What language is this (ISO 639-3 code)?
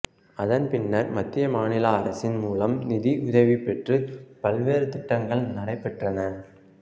tam